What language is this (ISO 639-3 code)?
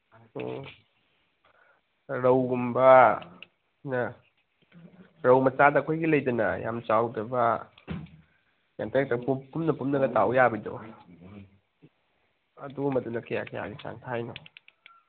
mni